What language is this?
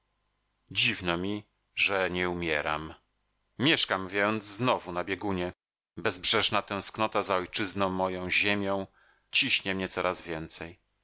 Polish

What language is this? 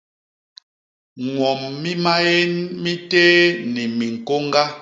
Basaa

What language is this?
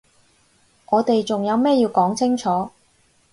Cantonese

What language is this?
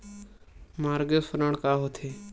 Chhattisgarhi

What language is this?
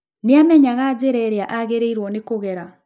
Kikuyu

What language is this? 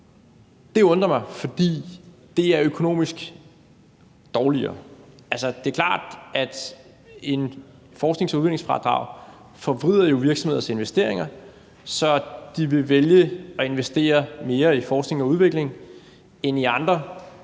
Danish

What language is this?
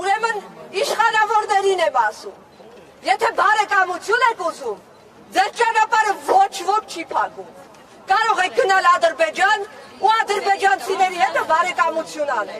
Romanian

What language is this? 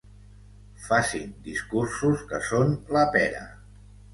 Catalan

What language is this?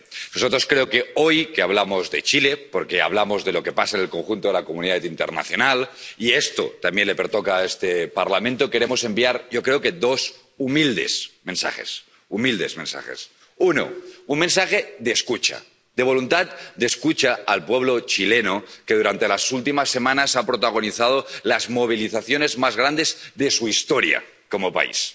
Spanish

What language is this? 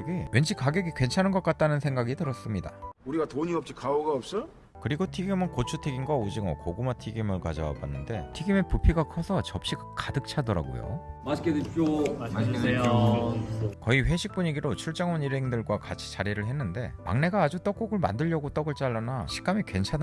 Korean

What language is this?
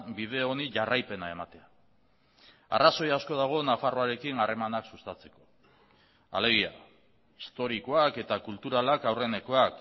Basque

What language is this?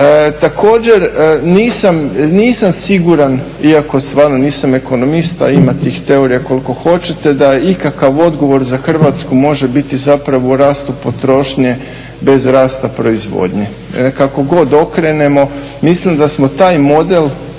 Croatian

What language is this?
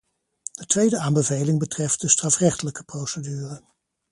Dutch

